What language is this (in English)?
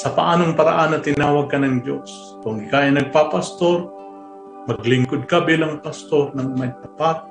Filipino